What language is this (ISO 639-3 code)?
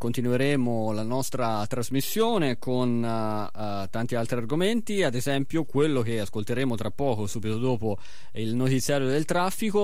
ita